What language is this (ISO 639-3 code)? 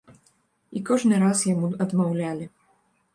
bel